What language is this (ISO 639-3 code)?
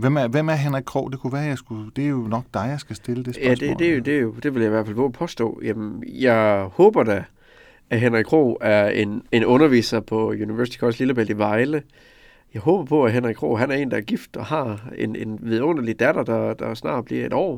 dan